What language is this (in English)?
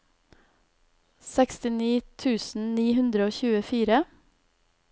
Norwegian